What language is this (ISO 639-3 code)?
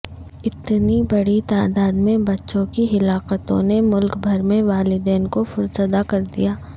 urd